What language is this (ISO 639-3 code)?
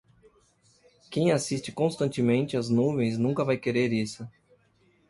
por